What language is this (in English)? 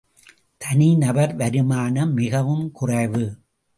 Tamil